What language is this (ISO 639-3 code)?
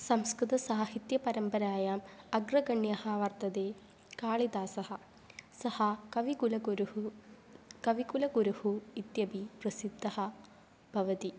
san